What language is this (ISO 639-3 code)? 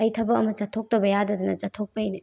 mni